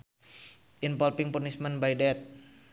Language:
Sundanese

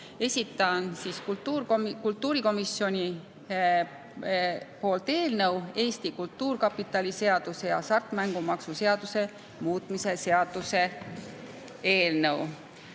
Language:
Estonian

